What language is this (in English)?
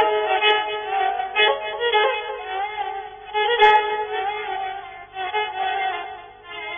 Persian